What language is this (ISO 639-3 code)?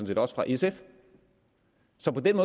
dan